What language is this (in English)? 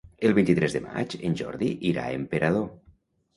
Catalan